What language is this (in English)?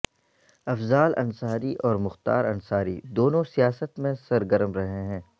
Urdu